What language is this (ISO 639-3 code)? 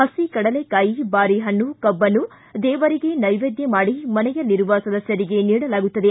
kan